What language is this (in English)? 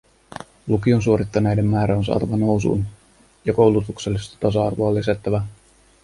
Finnish